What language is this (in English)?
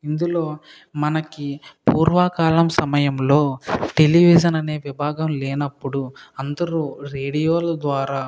Telugu